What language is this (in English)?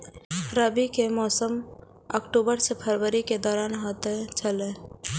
Maithili